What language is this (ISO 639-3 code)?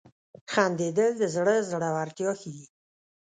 pus